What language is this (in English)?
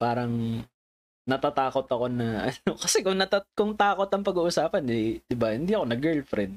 Filipino